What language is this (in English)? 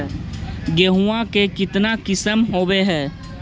Magahi